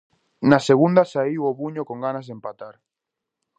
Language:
Galician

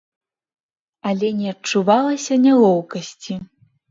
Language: Belarusian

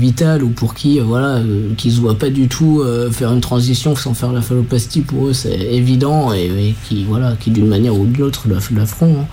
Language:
French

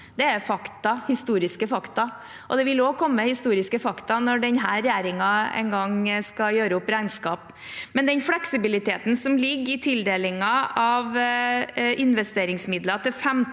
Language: Norwegian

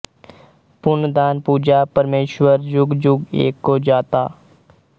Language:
Punjabi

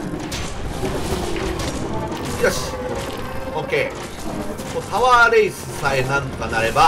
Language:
Japanese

